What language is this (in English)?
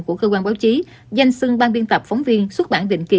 Vietnamese